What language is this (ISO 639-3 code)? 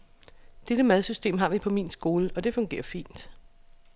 dan